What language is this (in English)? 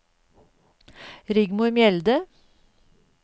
Norwegian